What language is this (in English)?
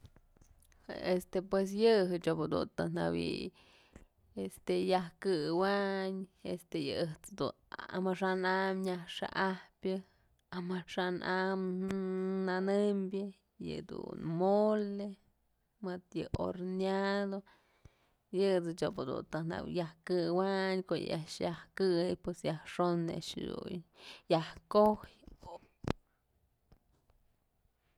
Mazatlán Mixe